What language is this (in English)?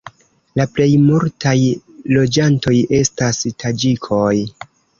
Esperanto